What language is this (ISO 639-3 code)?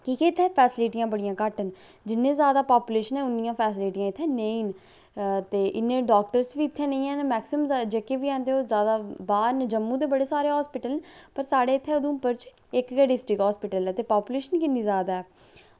doi